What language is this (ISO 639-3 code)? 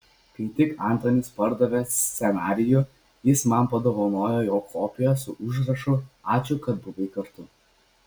lit